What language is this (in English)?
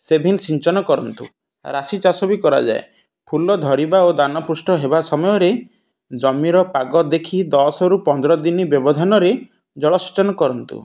Odia